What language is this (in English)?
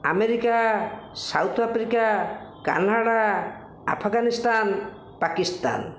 Odia